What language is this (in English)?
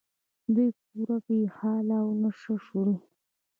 Pashto